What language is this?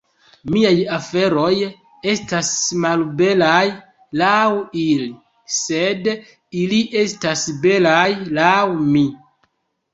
Esperanto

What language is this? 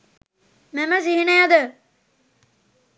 Sinhala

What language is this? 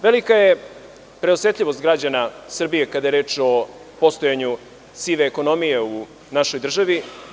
Serbian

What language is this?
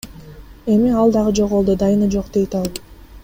Kyrgyz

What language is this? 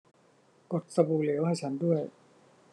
Thai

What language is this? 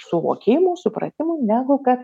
Lithuanian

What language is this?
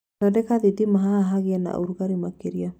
Kikuyu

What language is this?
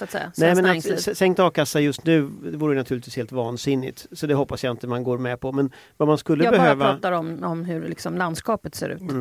Swedish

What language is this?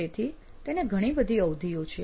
Gujarati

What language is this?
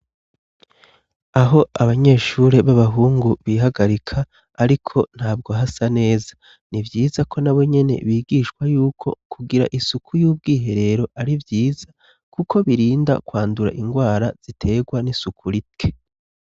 Rundi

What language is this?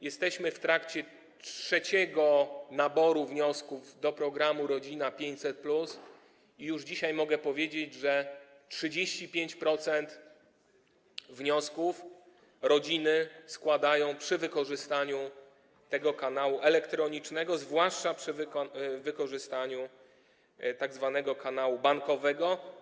Polish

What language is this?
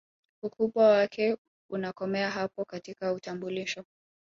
Swahili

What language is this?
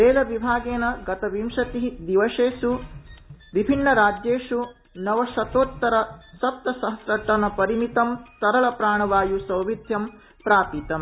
Sanskrit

